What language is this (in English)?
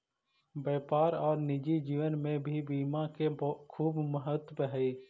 Magahi